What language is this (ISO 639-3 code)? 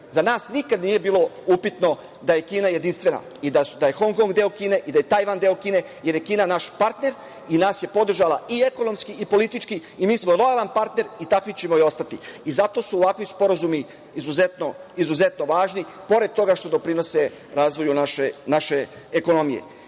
srp